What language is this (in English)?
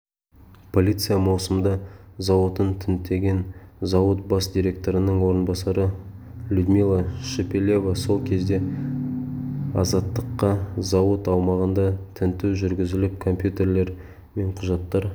Kazakh